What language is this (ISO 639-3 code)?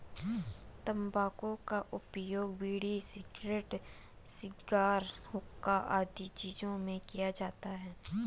hin